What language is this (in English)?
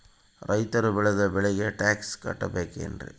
Kannada